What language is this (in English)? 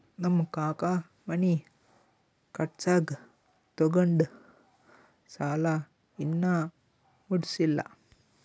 Kannada